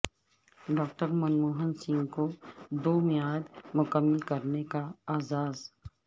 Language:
Urdu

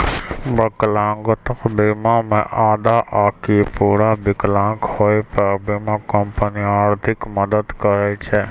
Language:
Maithili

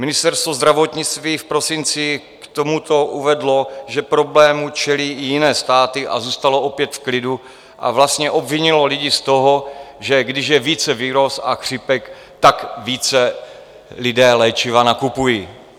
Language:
Czech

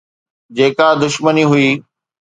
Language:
Sindhi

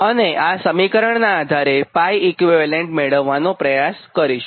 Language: Gujarati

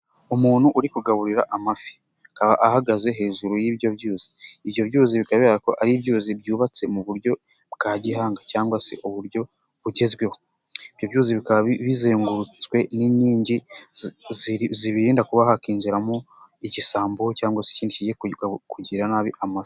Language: Kinyarwanda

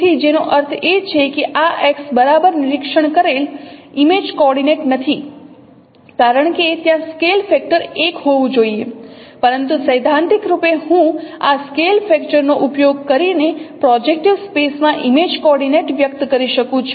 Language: Gujarati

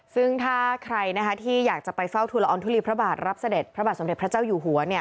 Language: Thai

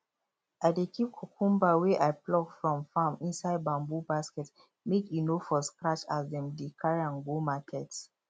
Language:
Nigerian Pidgin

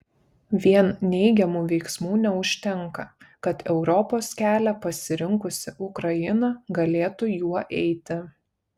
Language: Lithuanian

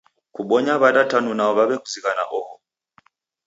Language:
Taita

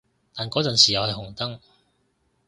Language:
Cantonese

